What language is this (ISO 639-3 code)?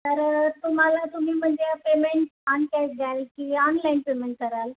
mar